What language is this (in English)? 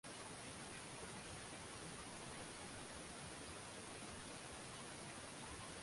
Swahili